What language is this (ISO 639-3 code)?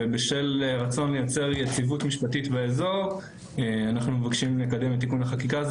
heb